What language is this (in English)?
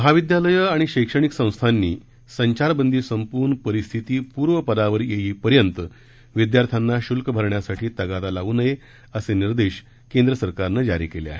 Marathi